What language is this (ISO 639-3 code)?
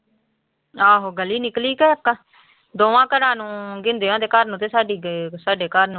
pan